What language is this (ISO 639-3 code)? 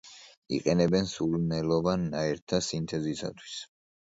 kat